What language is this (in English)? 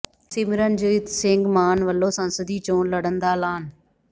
Punjabi